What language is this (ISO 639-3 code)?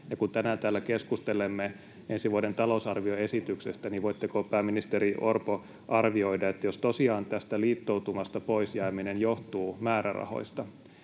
fin